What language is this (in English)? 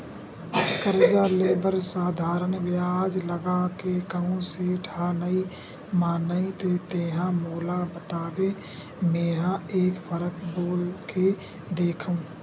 Chhattisgarhi